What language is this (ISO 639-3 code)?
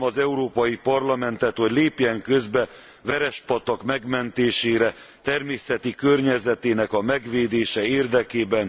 hun